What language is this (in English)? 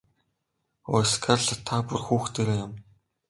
Mongolian